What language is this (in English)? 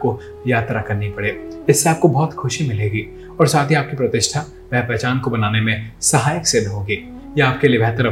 Hindi